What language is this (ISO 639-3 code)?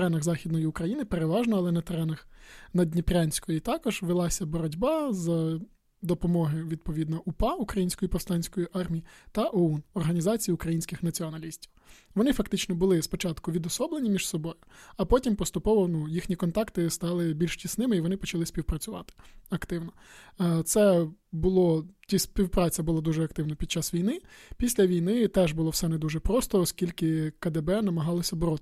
ukr